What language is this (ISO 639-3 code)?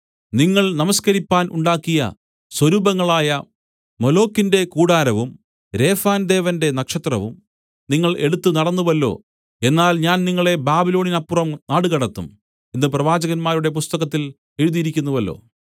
mal